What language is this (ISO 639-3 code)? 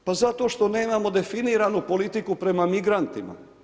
hrv